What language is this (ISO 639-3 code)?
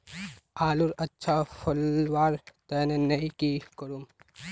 mag